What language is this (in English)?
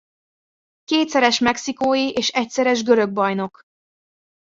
Hungarian